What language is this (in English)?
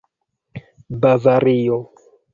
Esperanto